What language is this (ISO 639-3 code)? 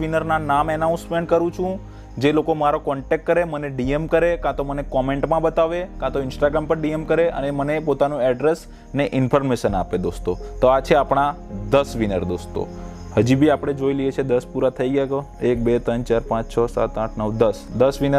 hin